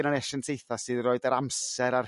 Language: Welsh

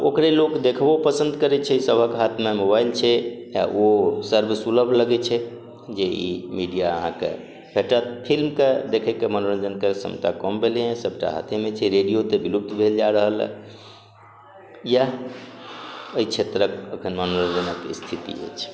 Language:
Maithili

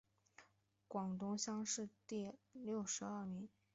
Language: Chinese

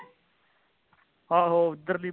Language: Punjabi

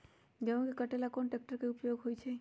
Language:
Magahi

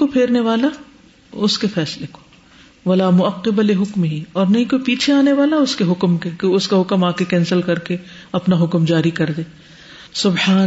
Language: Urdu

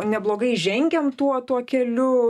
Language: Lithuanian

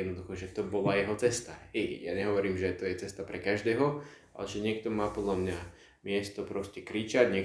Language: Slovak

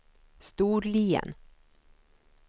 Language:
Swedish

